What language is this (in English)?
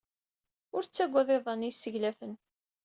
Kabyle